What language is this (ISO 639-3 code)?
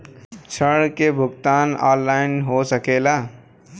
bho